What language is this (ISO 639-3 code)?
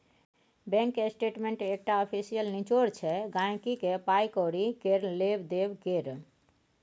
mai